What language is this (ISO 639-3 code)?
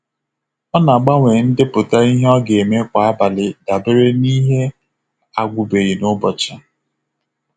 ibo